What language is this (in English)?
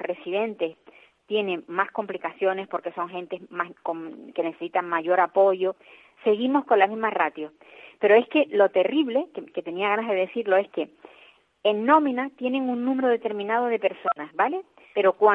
Spanish